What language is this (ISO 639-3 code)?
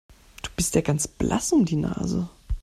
deu